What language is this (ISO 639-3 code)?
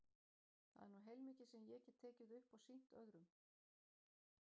isl